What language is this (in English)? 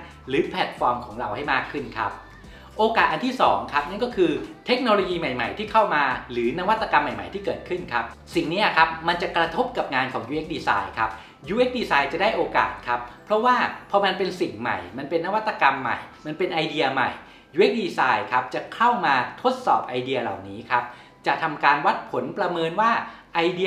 Thai